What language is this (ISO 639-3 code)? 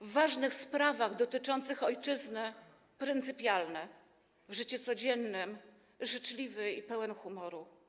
pol